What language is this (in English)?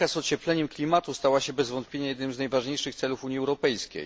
Polish